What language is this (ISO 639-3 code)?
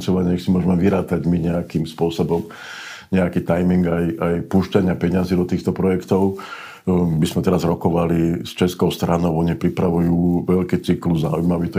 slk